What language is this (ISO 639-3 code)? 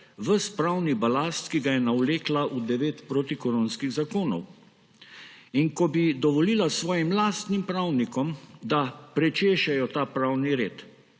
slv